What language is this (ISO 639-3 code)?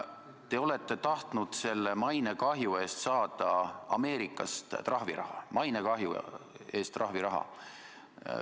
est